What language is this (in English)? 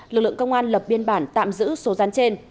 Vietnamese